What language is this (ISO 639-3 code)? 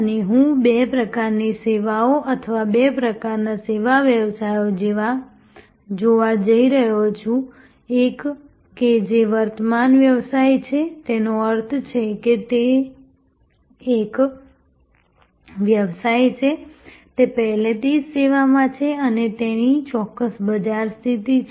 guj